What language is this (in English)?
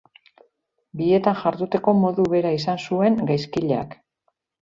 Basque